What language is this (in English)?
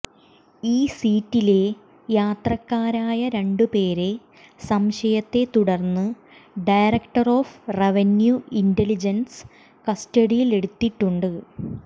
Malayalam